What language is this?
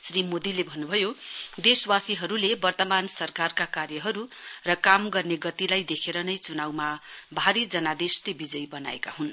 Nepali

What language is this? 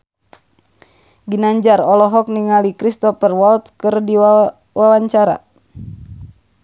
Sundanese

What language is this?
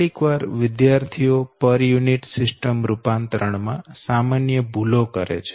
Gujarati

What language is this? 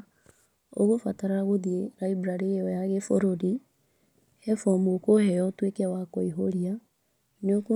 Kikuyu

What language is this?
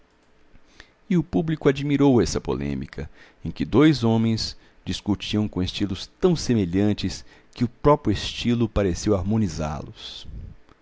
Portuguese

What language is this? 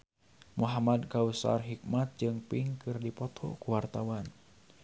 Sundanese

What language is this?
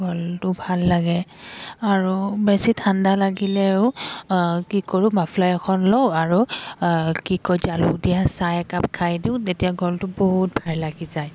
Assamese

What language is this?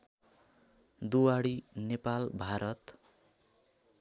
Nepali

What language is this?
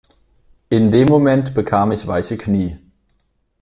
German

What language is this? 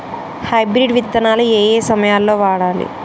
Telugu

